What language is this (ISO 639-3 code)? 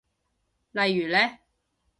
yue